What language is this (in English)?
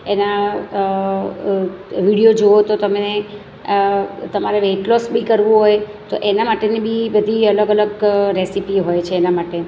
Gujarati